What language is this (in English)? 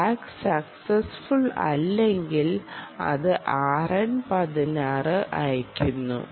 Malayalam